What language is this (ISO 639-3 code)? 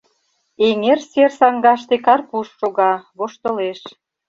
chm